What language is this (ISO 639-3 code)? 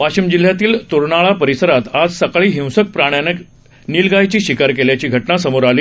mar